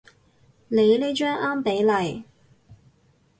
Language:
Cantonese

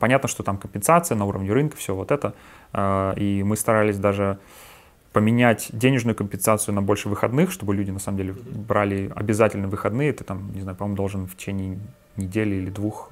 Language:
Russian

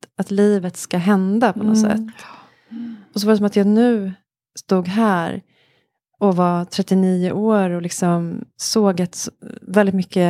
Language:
Swedish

